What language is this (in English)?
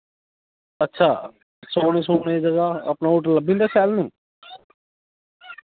Dogri